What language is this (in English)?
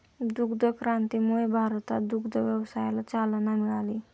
Marathi